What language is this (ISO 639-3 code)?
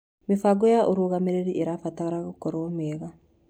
kik